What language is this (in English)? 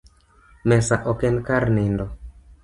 Luo (Kenya and Tanzania)